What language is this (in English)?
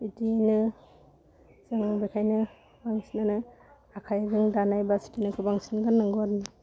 Bodo